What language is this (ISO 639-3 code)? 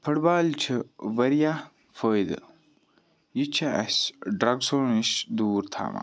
kas